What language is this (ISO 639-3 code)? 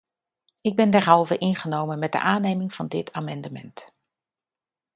nld